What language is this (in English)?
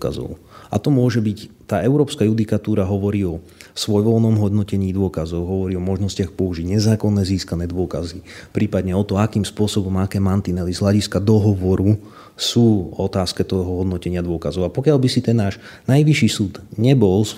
Slovak